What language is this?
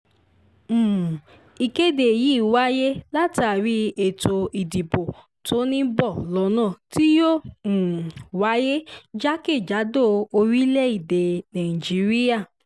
Yoruba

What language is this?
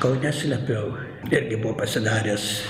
Lithuanian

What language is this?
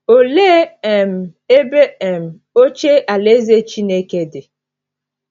Igbo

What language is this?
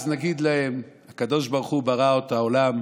Hebrew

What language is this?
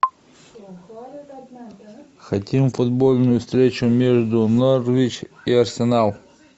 Russian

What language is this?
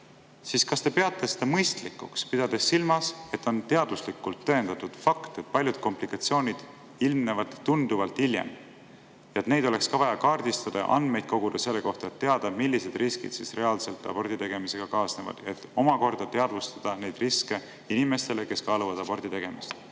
Estonian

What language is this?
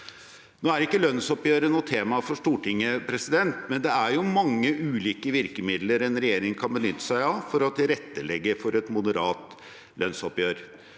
Norwegian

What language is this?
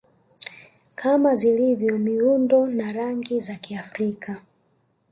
Swahili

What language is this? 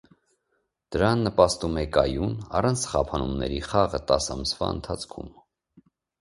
Armenian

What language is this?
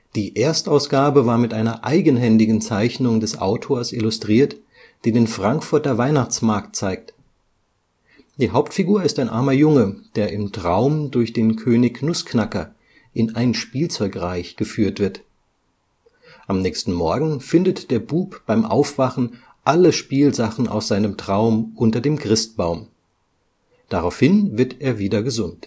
German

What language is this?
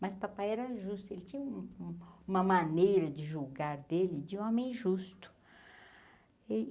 Portuguese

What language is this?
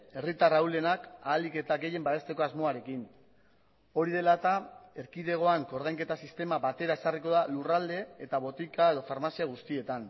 Basque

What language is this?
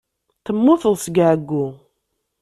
Kabyle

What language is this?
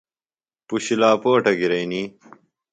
Phalura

